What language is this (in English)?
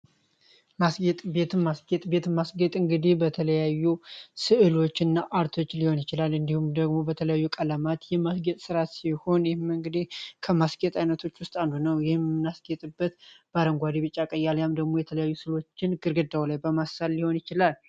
Amharic